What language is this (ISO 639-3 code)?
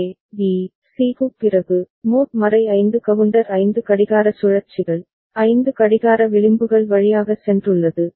tam